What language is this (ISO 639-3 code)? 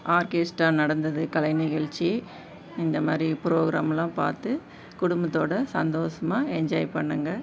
tam